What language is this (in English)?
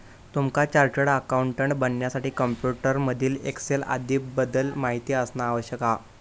Marathi